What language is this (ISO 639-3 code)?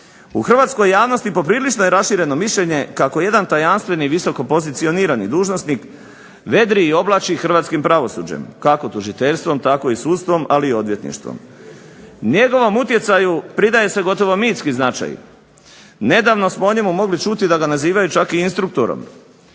hrv